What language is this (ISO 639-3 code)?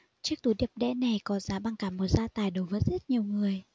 vie